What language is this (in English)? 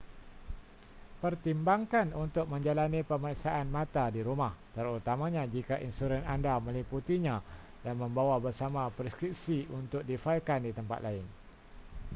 Malay